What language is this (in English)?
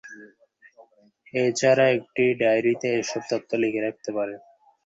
Bangla